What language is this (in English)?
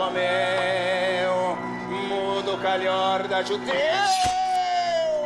Portuguese